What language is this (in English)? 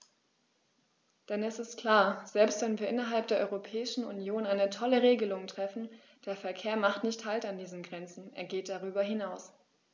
German